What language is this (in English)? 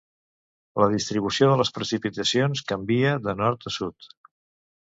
Catalan